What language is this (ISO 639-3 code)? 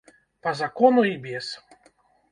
bel